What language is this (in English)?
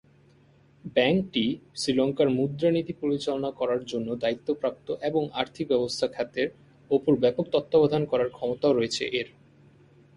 Bangla